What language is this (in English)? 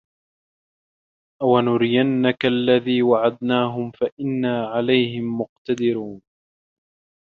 Arabic